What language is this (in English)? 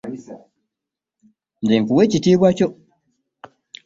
Ganda